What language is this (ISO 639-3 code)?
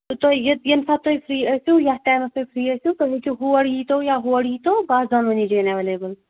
kas